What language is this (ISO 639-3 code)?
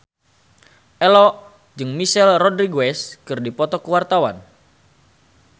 sun